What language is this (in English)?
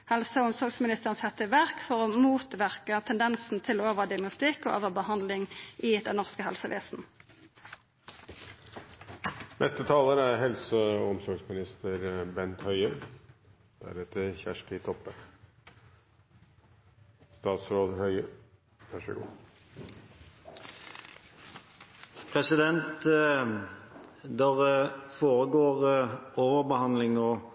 Norwegian